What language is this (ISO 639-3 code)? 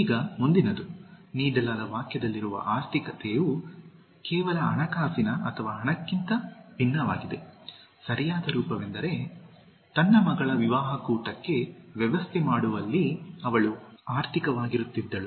kan